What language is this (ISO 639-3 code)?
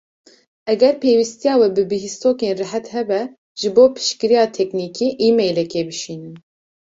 kur